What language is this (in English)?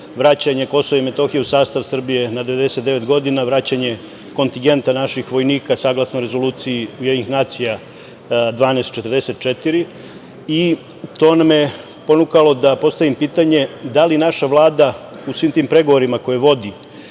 Serbian